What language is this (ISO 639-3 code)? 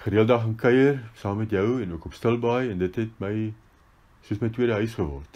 nld